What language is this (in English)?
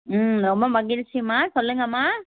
Tamil